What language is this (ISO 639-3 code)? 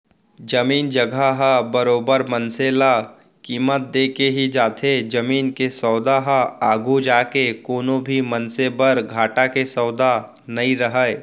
hne